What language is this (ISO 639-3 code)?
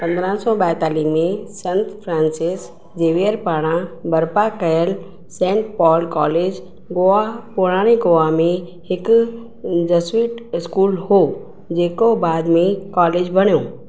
snd